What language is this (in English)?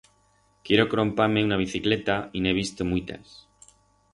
Aragonese